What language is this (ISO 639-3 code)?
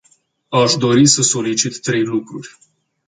ron